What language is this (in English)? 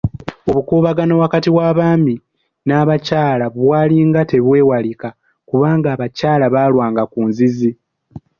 Ganda